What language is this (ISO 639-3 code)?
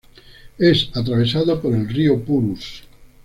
spa